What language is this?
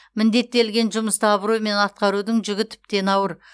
Kazakh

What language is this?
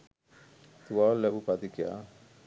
Sinhala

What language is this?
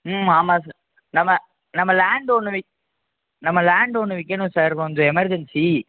Tamil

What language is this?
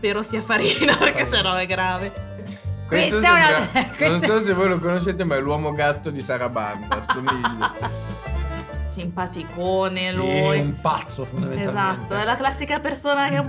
Italian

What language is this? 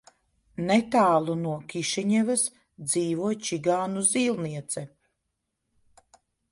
Latvian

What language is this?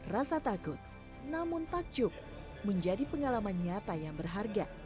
Indonesian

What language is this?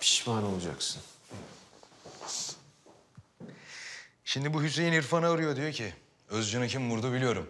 Turkish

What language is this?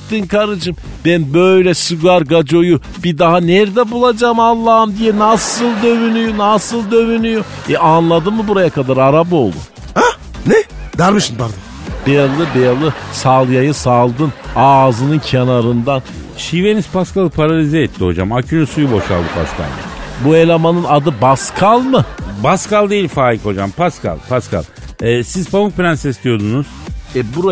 Turkish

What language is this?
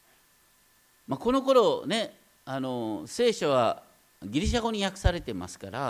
Japanese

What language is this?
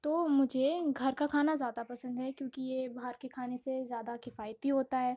Urdu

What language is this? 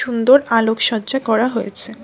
Bangla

